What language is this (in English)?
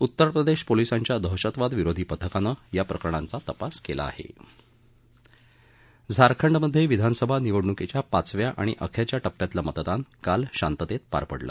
Marathi